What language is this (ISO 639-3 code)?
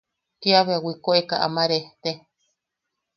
yaq